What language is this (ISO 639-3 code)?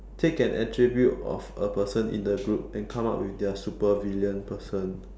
eng